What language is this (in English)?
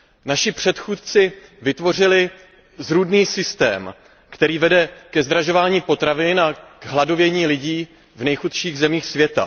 Czech